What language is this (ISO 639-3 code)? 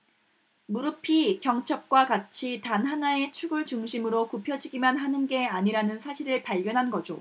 kor